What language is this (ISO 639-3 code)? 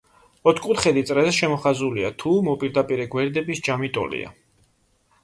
kat